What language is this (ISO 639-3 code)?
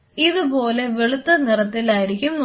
mal